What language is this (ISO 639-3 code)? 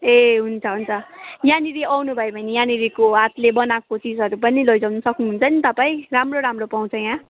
nep